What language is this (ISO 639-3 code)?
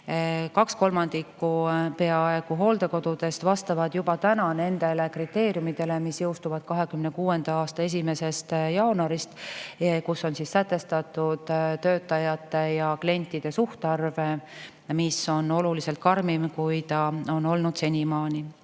est